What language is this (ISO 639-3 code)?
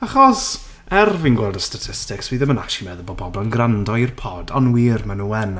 cym